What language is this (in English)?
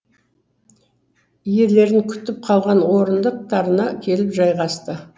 Kazakh